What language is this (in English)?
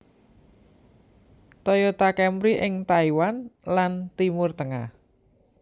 Javanese